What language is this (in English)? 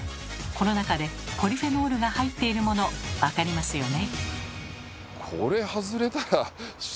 Japanese